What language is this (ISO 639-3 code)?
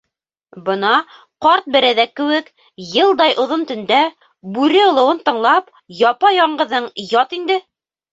bak